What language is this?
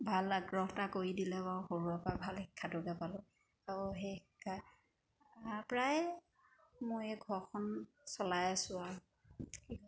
Assamese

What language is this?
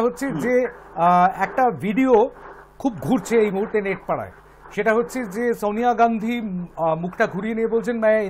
Romanian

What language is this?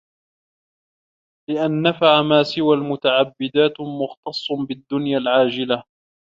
Arabic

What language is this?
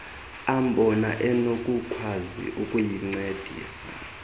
Xhosa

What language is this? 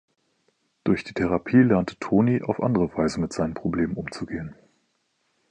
German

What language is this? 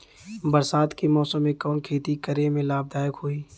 Bhojpuri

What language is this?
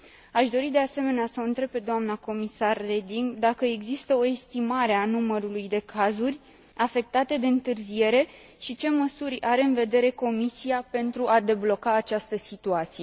Romanian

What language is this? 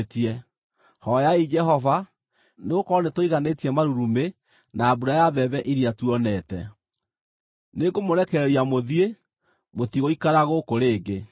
Kikuyu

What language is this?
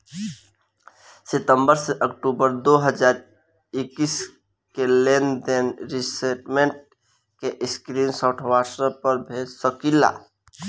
Bhojpuri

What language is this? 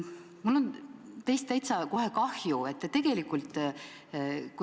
Estonian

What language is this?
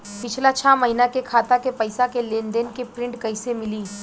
Bhojpuri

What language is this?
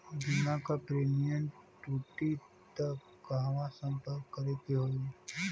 Bhojpuri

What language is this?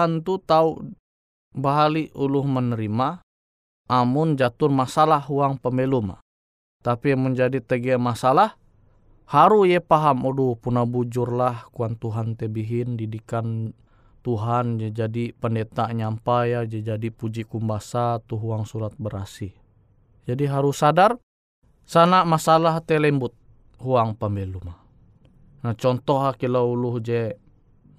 Indonesian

